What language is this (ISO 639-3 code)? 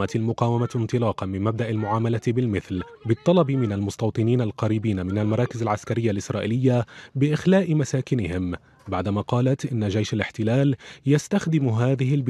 ara